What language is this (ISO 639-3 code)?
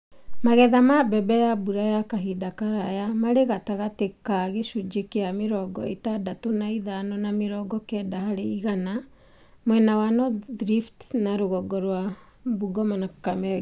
kik